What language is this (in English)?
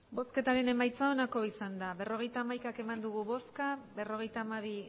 Basque